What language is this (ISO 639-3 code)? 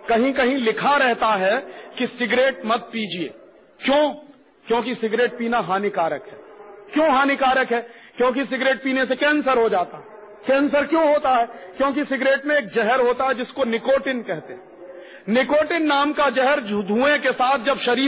hin